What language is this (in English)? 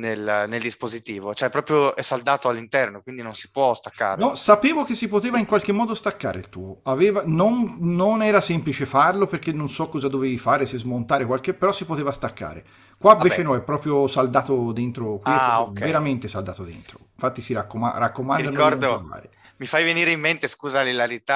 Italian